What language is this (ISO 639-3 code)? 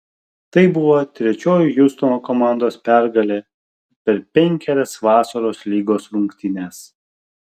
lit